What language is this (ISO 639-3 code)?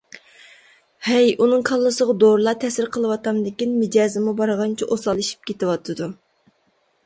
uig